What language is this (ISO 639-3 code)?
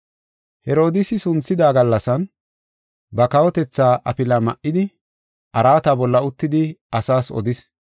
gof